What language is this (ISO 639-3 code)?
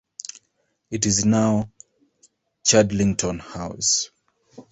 eng